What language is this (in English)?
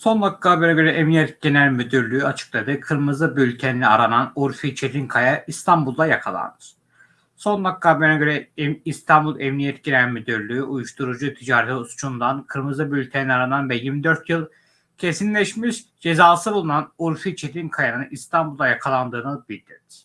Turkish